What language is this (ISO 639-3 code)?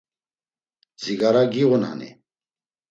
lzz